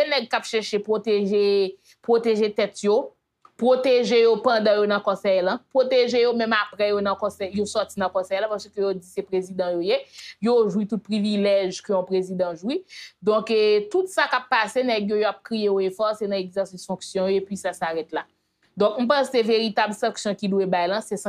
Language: French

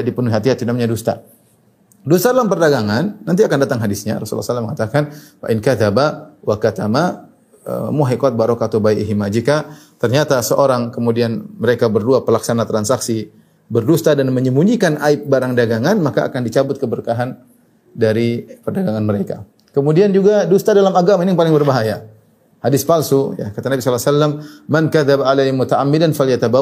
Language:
Indonesian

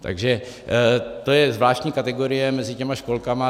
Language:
Czech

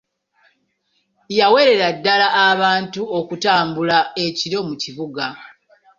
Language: Ganda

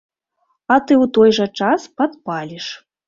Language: Belarusian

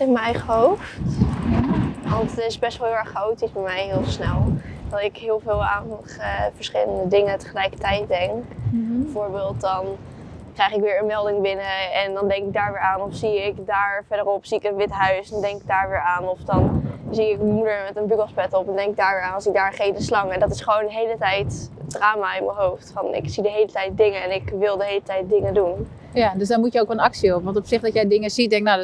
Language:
Dutch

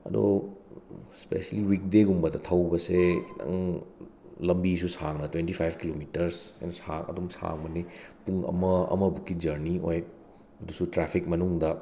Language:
Manipuri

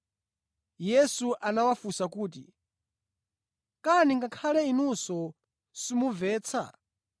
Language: Nyanja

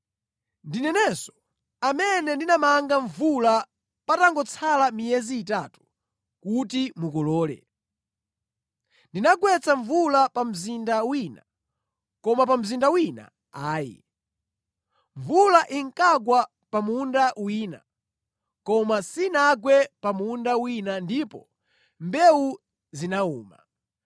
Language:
Nyanja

